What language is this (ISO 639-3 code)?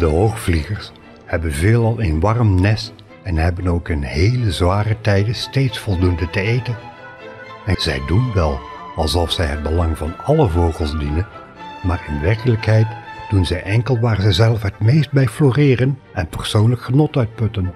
nld